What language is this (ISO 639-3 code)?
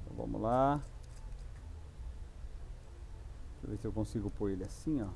por